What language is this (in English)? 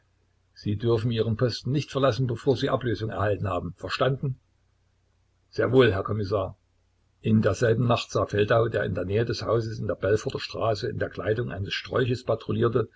German